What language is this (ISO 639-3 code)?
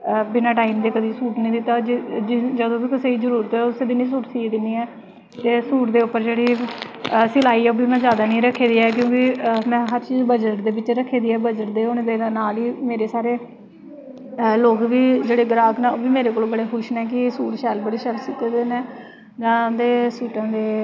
doi